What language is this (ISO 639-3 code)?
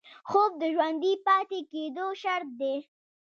pus